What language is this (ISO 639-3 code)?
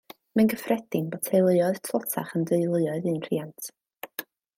cym